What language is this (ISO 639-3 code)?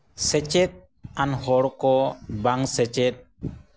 sat